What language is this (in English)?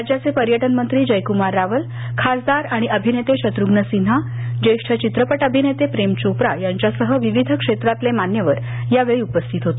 Marathi